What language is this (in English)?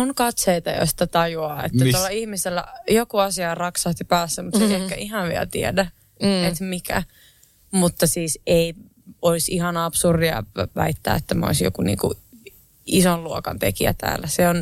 Finnish